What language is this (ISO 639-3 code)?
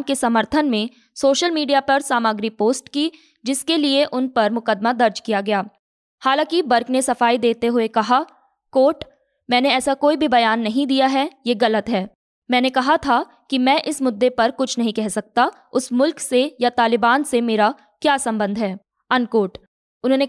hin